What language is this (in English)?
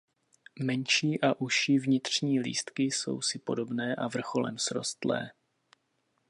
Czech